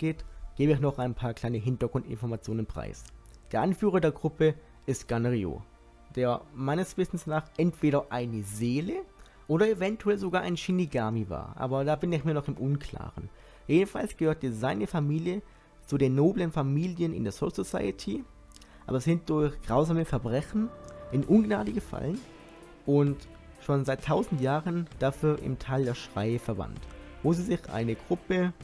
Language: German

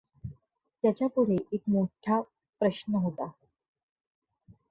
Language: Marathi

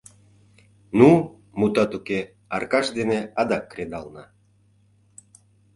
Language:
Mari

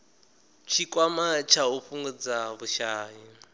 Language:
Venda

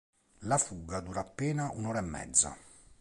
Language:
Italian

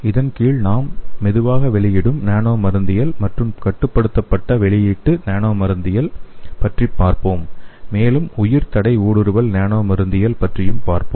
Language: Tamil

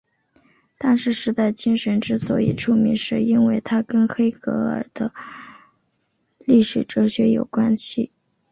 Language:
Chinese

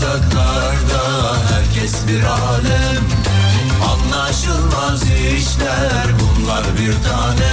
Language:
Turkish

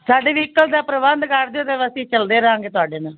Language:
Punjabi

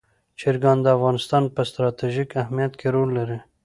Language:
Pashto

